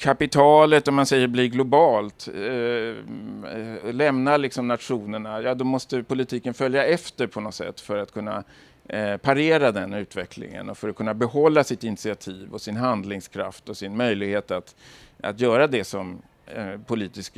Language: Swedish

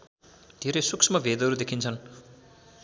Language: Nepali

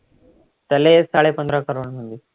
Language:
Marathi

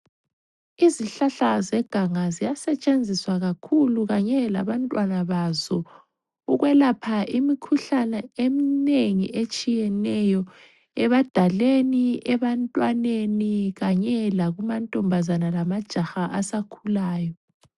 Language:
North Ndebele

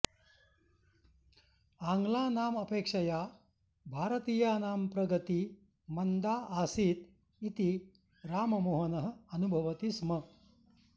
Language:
Sanskrit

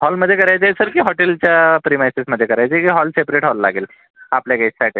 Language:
Marathi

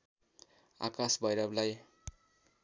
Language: Nepali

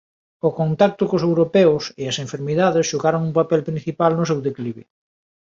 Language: Galician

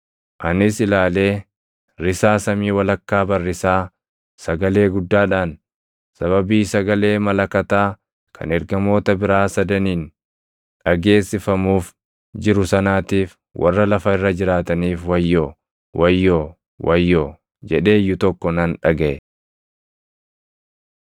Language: Oromo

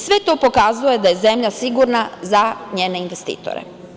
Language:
Serbian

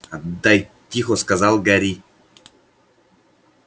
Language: Russian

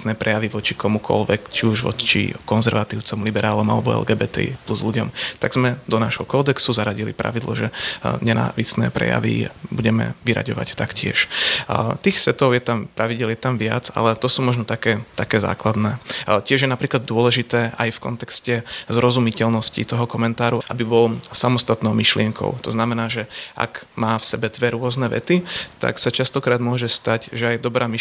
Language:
Slovak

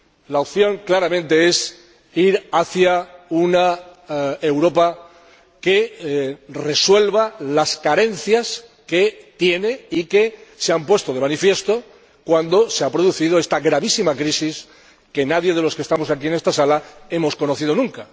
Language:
Spanish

